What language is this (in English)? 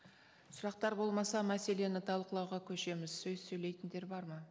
Kazakh